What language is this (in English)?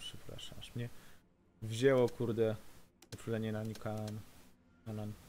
Polish